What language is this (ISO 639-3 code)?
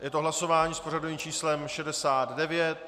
ces